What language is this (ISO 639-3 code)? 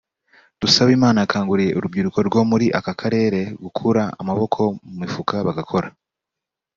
kin